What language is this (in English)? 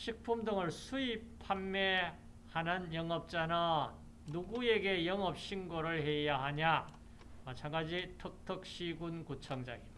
Korean